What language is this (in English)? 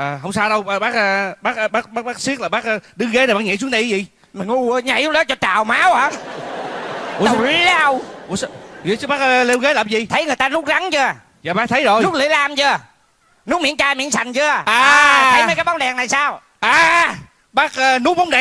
Vietnamese